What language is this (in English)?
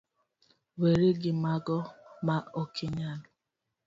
Luo (Kenya and Tanzania)